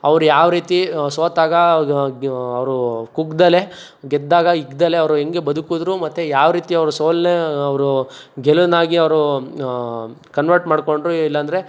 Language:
Kannada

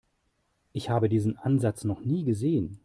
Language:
German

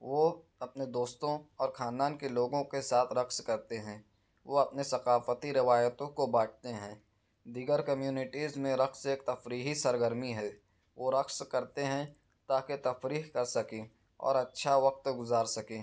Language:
Urdu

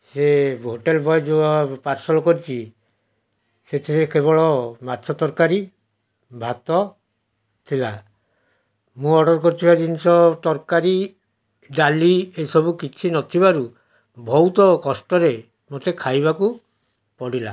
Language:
Odia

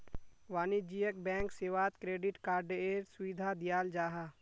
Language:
Magahi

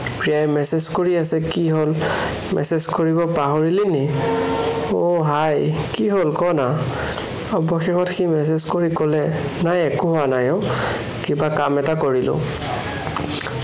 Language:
Assamese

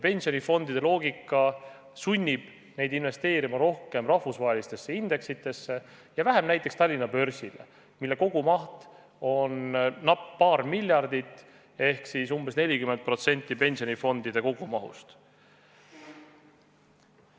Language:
Estonian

